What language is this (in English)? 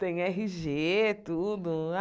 Portuguese